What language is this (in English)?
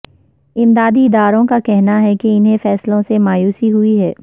Urdu